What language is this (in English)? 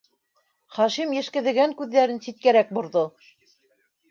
Bashkir